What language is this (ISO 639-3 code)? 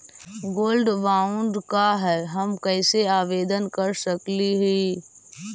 mag